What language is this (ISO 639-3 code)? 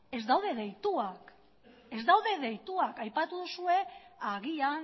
eus